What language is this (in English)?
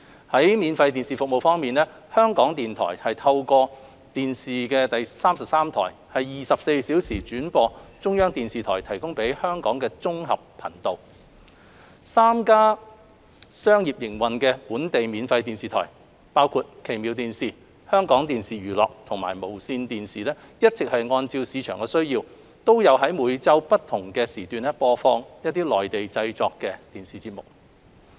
Cantonese